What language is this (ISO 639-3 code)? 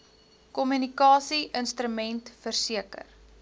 afr